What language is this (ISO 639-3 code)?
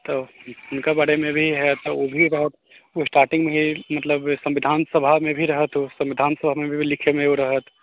mai